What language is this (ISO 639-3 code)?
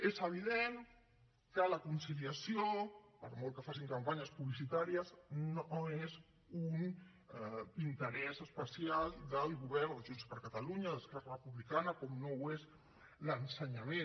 cat